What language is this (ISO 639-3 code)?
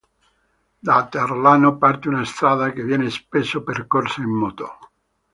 ita